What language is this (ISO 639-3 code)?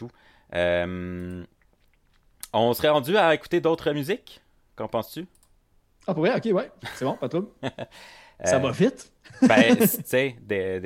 fra